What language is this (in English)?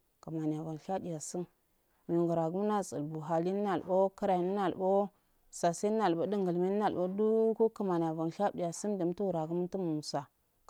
Afade